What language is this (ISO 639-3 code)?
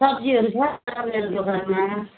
nep